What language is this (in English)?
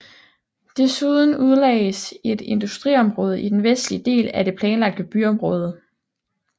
Danish